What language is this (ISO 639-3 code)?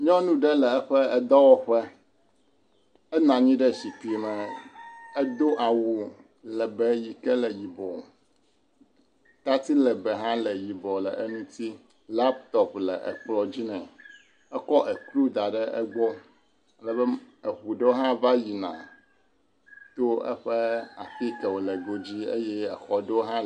ewe